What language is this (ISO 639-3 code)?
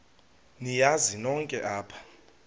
xho